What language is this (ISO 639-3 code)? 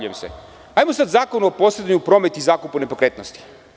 srp